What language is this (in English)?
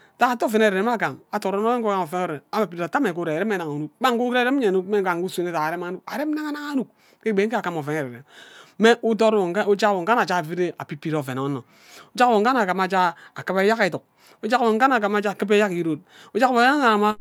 Ubaghara